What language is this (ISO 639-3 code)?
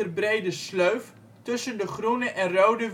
nld